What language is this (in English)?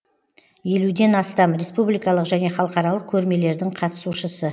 Kazakh